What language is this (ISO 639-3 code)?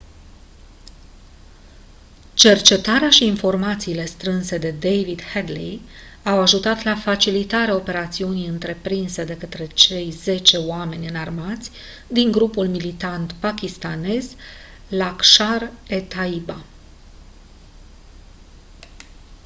ron